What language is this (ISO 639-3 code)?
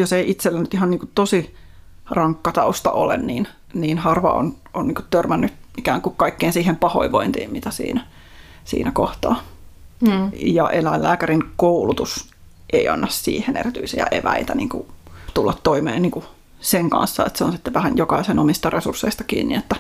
fin